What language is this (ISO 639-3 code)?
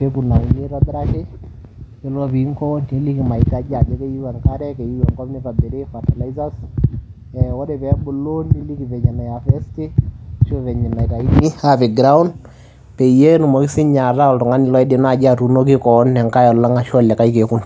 mas